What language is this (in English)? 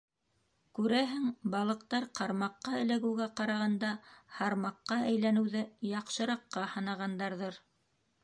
Bashkir